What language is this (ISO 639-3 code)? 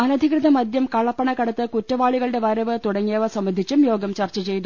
mal